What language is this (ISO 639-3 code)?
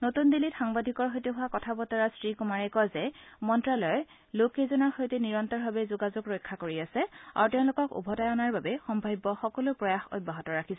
asm